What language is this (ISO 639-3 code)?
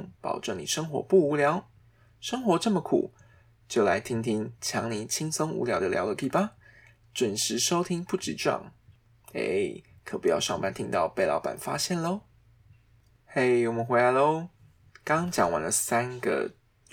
zho